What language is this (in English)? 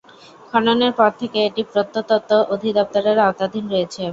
Bangla